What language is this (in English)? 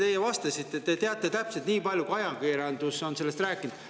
Estonian